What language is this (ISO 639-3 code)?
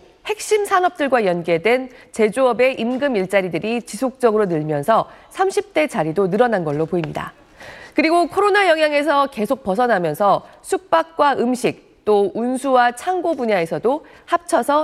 kor